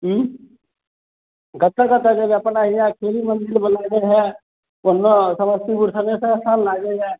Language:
Maithili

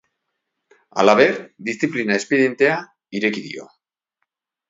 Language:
Basque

